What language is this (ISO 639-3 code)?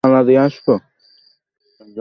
ben